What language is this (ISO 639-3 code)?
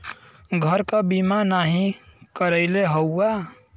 bho